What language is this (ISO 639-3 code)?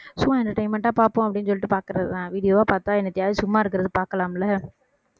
tam